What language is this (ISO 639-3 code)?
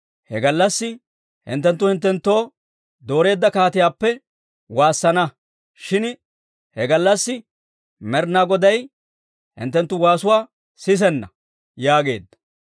dwr